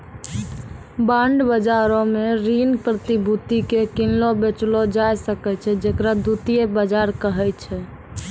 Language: Maithili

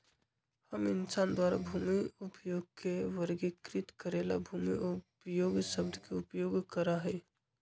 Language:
Magahi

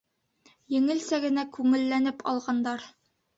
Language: Bashkir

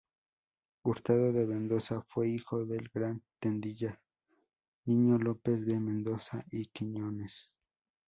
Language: Spanish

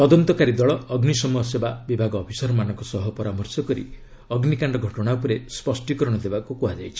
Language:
Odia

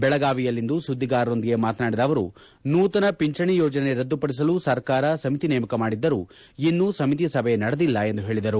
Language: Kannada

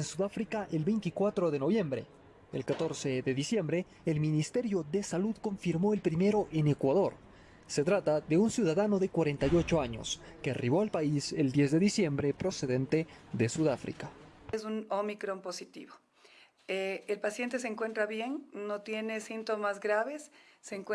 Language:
Spanish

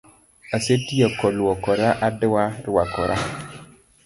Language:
Luo (Kenya and Tanzania)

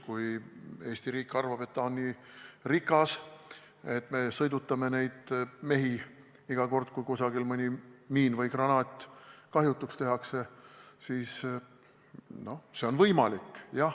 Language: Estonian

